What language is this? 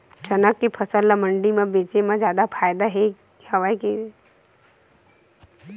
Chhattisgarhi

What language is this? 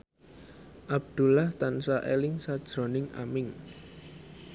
Javanese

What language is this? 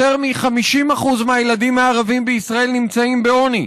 Hebrew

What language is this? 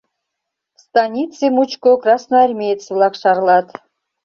Mari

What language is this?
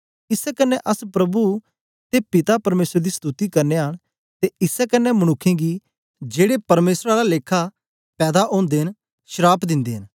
Dogri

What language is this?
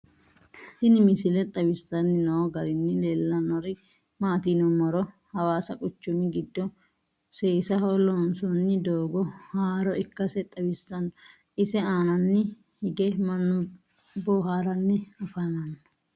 Sidamo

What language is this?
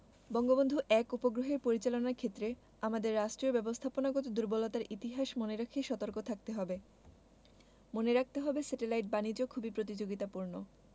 Bangla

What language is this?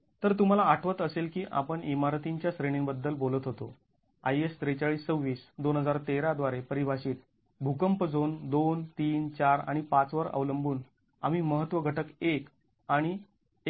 Marathi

